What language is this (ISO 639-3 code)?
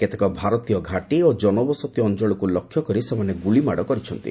ori